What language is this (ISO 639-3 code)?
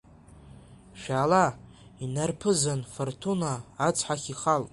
abk